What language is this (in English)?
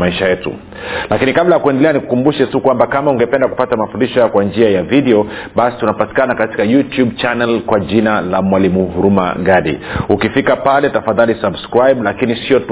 Swahili